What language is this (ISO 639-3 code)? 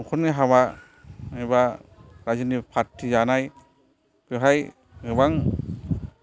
brx